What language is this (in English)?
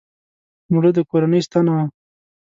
Pashto